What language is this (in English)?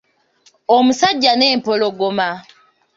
Ganda